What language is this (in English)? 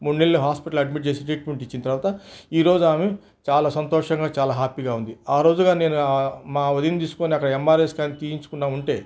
Telugu